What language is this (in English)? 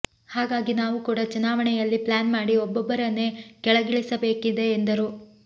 Kannada